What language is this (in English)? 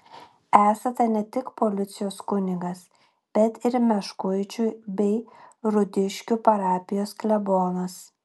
Lithuanian